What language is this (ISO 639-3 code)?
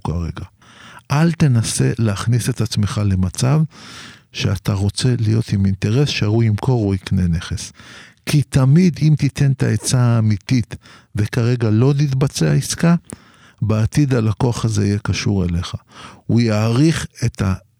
heb